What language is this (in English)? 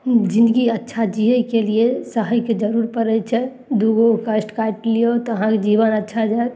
Maithili